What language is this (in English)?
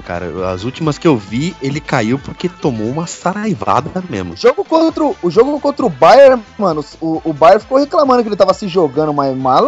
Portuguese